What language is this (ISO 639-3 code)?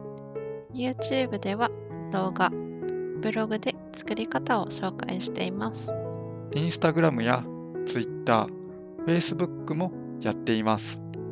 jpn